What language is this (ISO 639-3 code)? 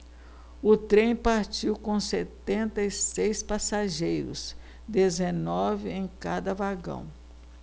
por